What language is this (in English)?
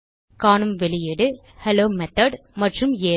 Tamil